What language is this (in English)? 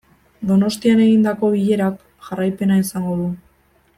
Basque